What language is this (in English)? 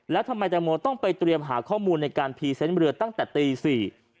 Thai